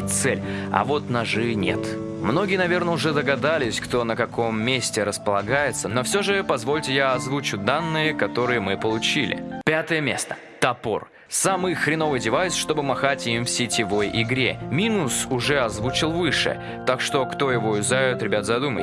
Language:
Russian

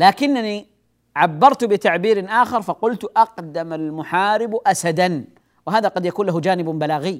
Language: Arabic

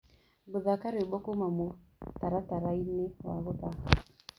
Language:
Kikuyu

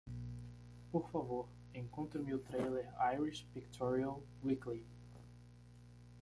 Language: Portuguese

